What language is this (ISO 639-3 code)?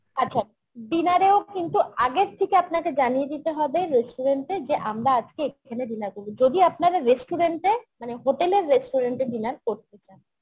ben